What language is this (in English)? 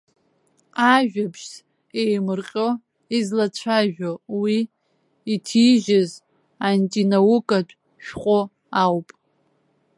Abkhazian